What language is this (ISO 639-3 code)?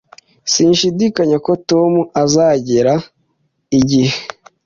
kin